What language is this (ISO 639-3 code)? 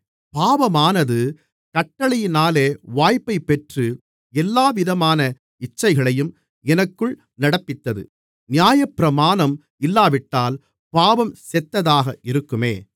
tam